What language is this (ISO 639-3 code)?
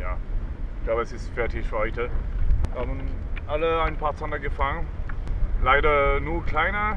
deu